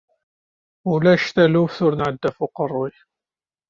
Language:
Kabyle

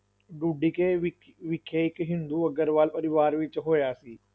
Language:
Punjabi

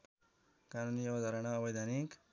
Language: Nepali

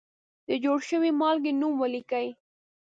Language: Pashto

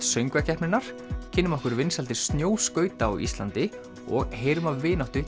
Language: Icelandic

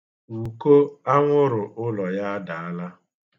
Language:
Igbo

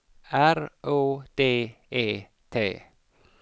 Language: Swedish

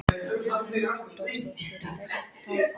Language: Icelandic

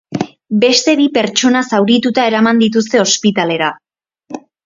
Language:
Basque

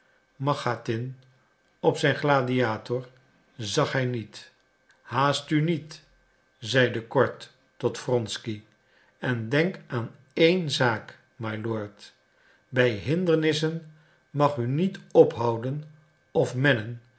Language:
Dutch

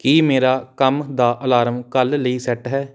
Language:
Punjabi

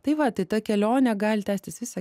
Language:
Lithuanian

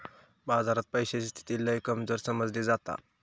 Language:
Marathi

